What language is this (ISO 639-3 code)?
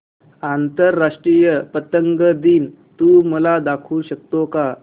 mar